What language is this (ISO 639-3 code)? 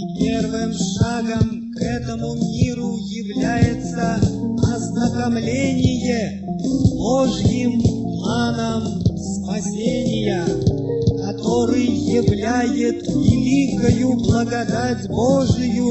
rus